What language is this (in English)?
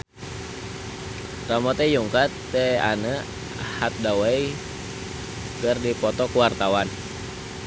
Sundanese